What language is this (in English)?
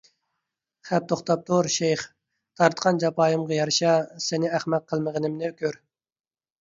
Uyghur